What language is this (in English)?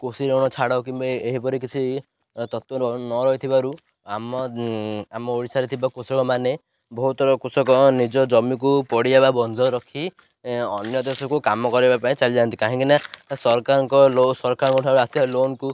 Odia